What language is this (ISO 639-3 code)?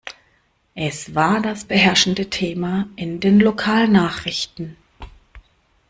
deu